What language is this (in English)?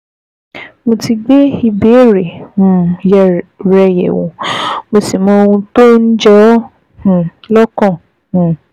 Yoruba